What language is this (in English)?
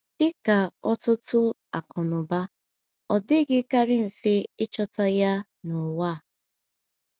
Igbo